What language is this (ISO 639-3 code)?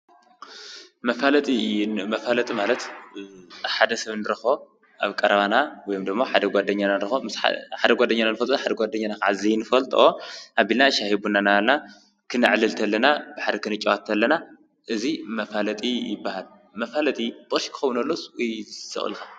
tir